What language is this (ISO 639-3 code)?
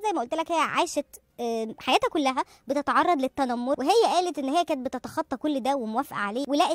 ara